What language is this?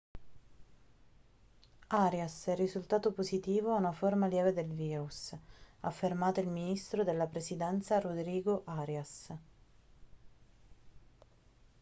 Italian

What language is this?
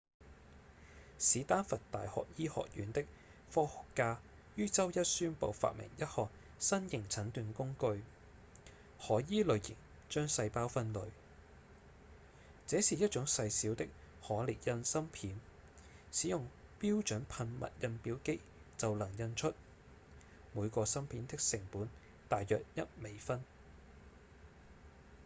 Cantonese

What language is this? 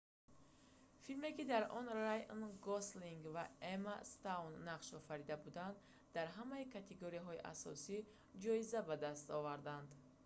Tajik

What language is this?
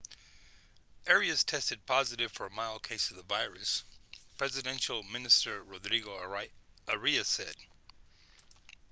English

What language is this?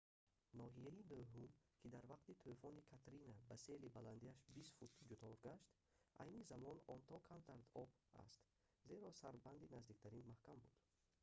Tajik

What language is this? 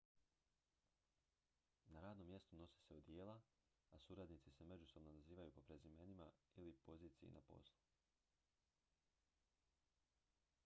Croatian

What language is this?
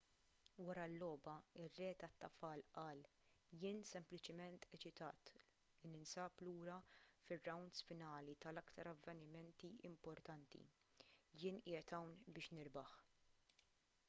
Maltese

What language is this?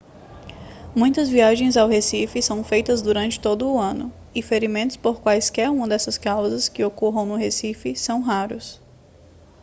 Portuguese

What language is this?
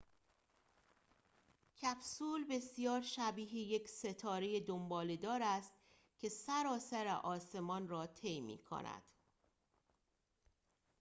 Persian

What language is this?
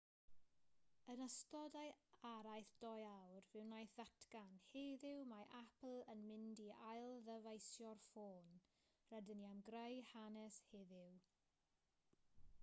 Welsh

